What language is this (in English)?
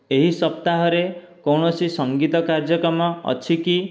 Odia